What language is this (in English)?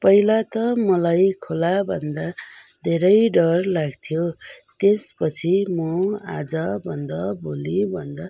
Nepali